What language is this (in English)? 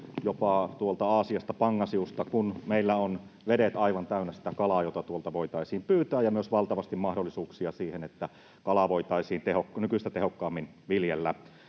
Finnish